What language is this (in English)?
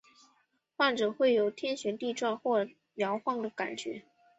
Chinese